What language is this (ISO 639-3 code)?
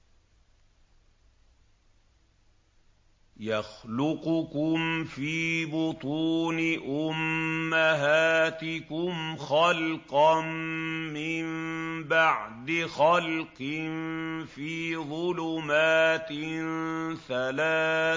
ara